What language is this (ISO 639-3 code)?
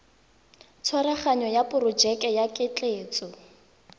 tsn